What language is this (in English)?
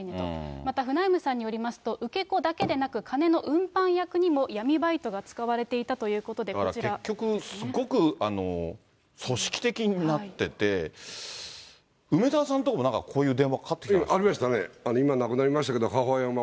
Japanese